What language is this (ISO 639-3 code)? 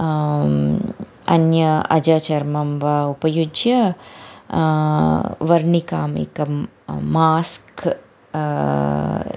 san